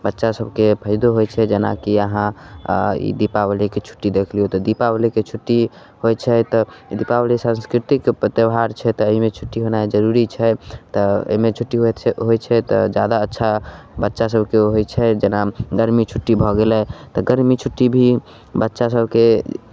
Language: Maithili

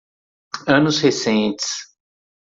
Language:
Portuguese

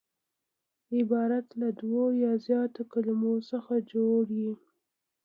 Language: Pashto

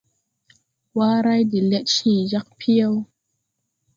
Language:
Tupuri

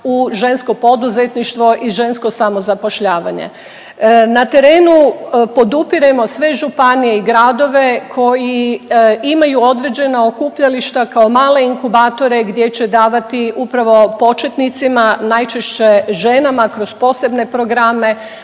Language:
Croatian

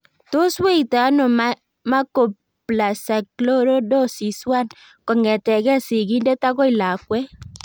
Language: Kalenjin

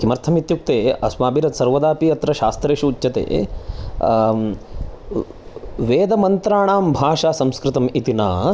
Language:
Sanskrit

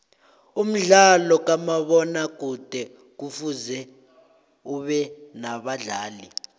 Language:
South Ndebele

